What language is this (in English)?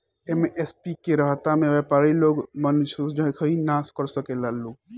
Bhojpuri